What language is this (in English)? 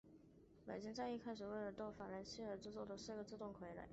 Chinese